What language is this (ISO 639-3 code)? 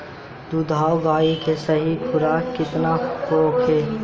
bho